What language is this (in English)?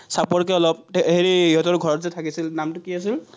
Assamese